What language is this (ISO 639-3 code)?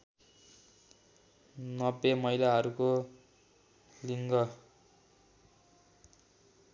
nep